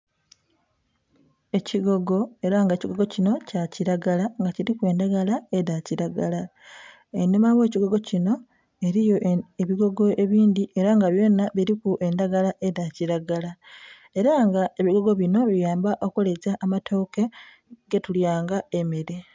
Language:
Soga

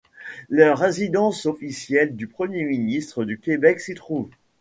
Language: French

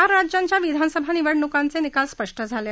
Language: Marathi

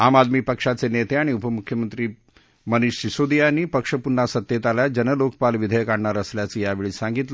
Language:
Marathi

